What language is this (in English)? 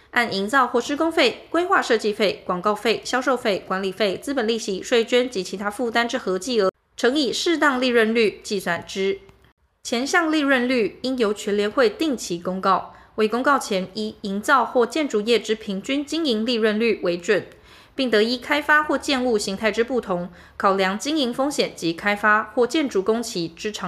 Chinese